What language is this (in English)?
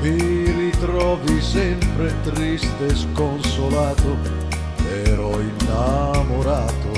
Italian